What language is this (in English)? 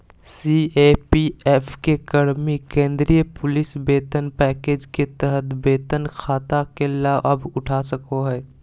Magahi